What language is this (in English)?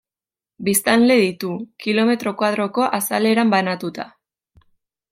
Basque